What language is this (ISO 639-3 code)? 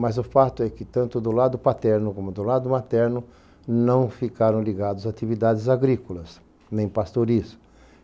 por